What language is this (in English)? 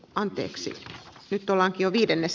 Finnish